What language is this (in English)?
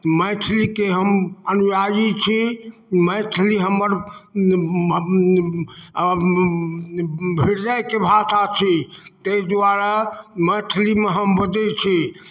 Maithili